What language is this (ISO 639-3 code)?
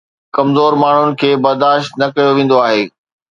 snd